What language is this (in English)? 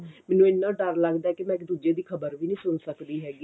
Punjabi